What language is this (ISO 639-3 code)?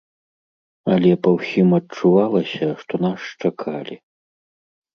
bel